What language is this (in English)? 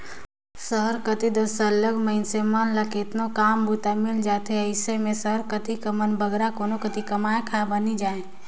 Chhattisgarhi